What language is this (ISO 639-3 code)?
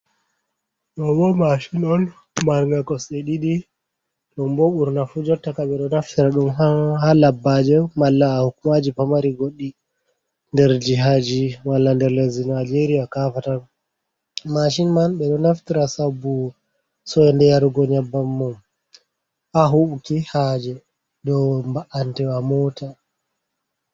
ful